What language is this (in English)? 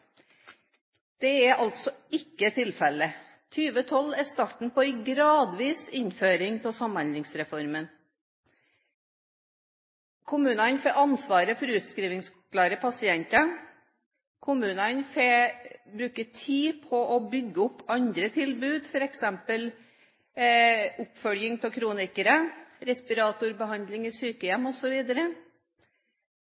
Norwegian Bokmål